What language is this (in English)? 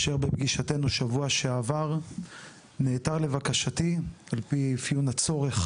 Hebrew